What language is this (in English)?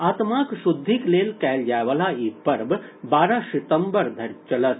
Maithili